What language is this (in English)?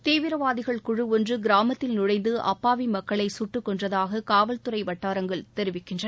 Tamil